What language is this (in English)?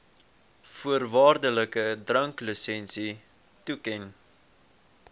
Afrikaans